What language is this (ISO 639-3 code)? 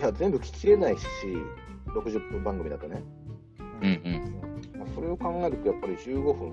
jpn